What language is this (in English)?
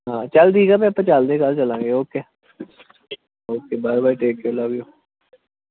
Punjabi